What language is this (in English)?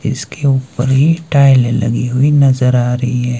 Hindi